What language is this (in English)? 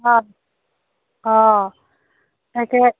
Assamese